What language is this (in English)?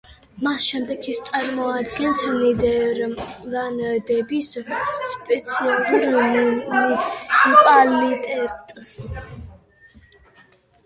Georgian